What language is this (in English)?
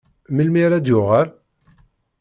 Kabyle